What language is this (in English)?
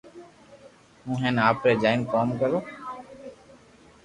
Loarki